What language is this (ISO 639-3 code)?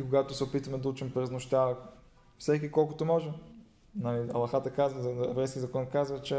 bul